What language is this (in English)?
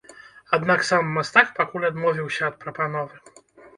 Belarusian